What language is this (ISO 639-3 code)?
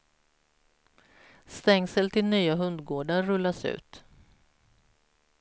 swe